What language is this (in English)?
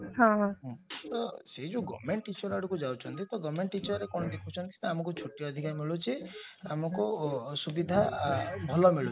Odia